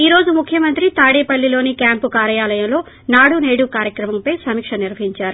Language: Telugu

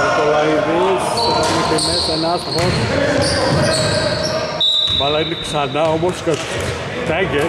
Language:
Greek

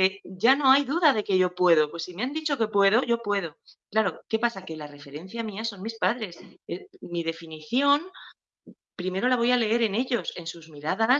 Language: Spanish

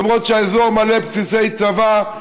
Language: Hebrew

